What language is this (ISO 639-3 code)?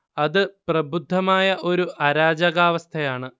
mal